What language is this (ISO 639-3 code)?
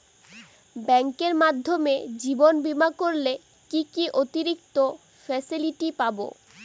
ben